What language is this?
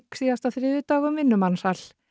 Icelandic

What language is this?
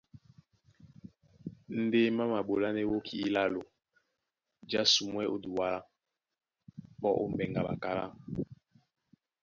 Duala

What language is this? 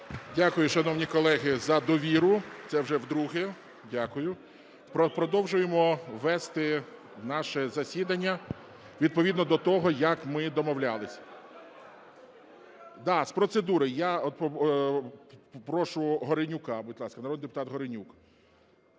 Ukrainian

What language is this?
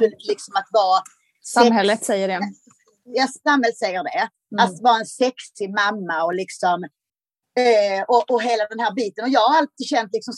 Swedish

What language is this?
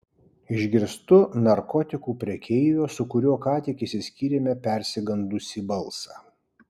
Lithuanian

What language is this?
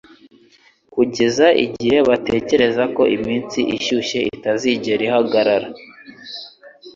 Kinyarwanda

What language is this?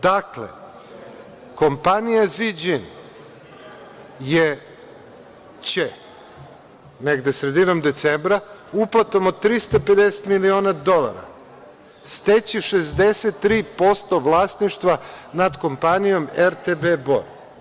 Serbian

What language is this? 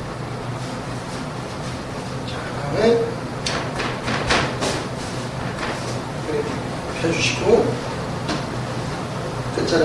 Korean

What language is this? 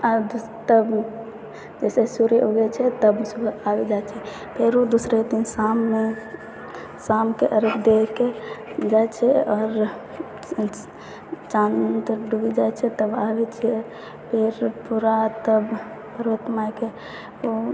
Maithili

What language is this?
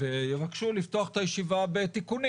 Hebrew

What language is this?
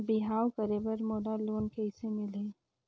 Chhattisgarhi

